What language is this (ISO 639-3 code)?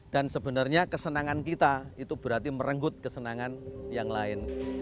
ind